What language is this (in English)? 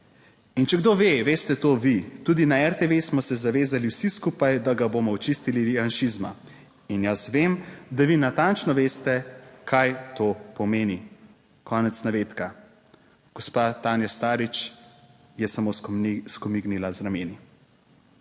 Slovenian